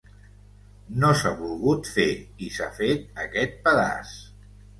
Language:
Catalan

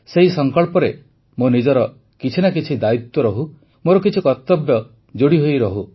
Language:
Odia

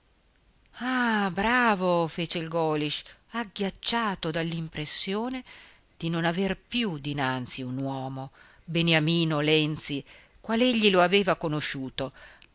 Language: Italian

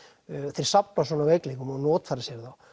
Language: Icelandic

